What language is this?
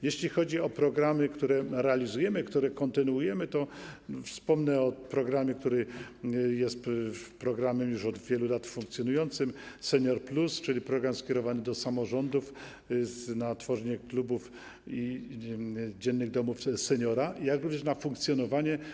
Polish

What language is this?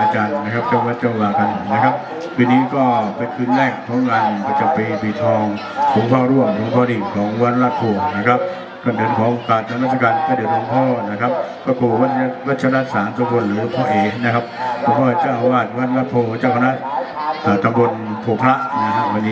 Thai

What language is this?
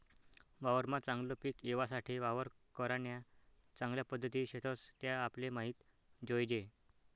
Marathi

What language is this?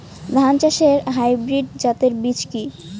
Bangla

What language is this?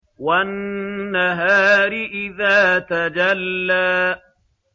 Arabic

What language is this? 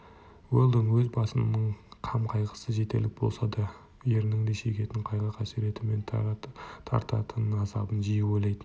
Kazakh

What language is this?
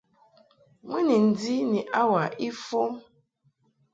Mungaka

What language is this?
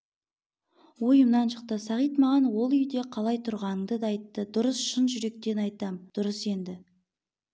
Kazakh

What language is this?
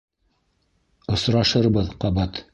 Bashkir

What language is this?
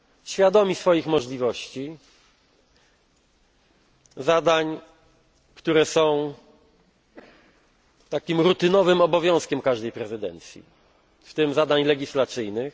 Polish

